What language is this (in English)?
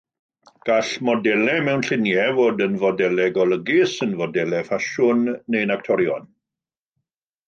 Welsh